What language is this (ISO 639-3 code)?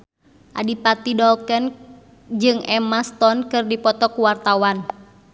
sun